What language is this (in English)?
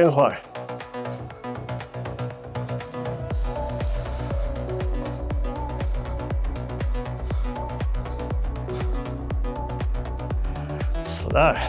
Swedish